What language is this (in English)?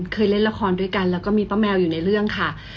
Thai